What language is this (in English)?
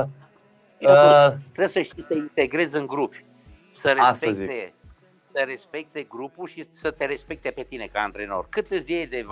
Romanian